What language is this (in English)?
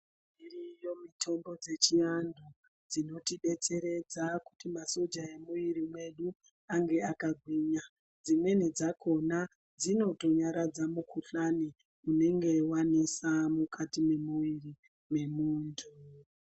Ndau